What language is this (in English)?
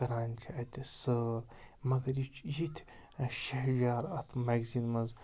Kashmiri